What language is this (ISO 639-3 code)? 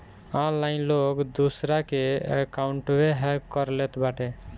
bho